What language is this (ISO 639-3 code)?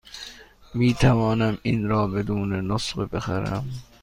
fas